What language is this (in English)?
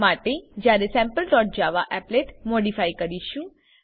Gujarati